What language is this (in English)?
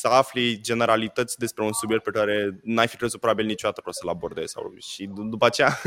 Romanian